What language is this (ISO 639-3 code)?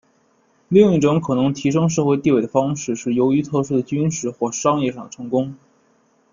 zho